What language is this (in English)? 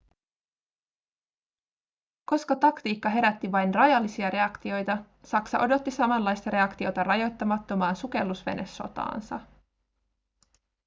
Finnish